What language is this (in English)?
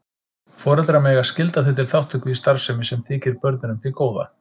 Icelandic